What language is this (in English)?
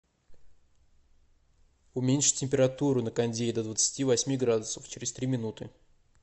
Russian